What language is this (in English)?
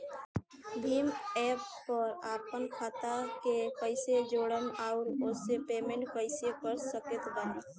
Bhojpuri